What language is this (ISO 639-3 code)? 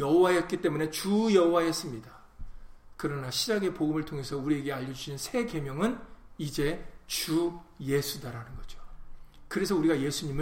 kor